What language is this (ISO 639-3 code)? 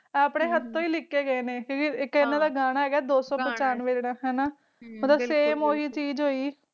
pan